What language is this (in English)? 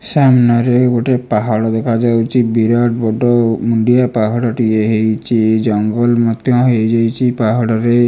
Odia